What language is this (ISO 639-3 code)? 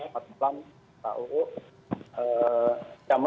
ind